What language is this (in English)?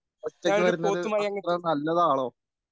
Malayalam